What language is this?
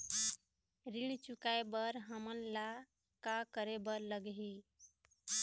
Chhattisgarhi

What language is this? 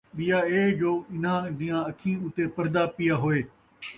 Saraiki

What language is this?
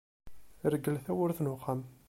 Kabyle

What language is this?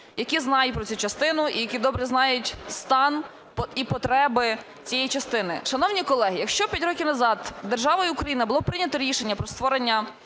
Ukrainian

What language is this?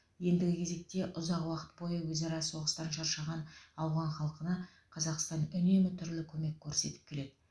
Kazakh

